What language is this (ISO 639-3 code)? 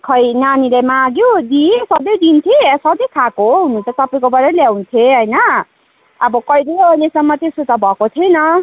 nep